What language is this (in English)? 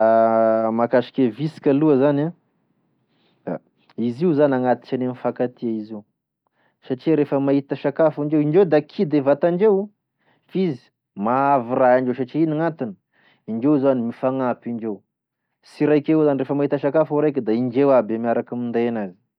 Tesaka Malagasy